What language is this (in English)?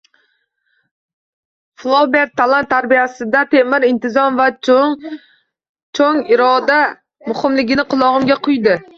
Uzbek